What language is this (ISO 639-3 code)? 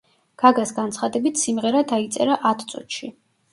kat